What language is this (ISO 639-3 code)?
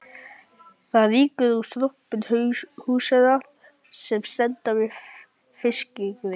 isl